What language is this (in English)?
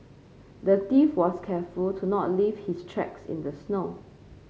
English